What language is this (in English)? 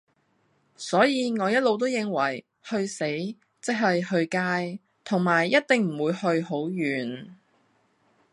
Cantonese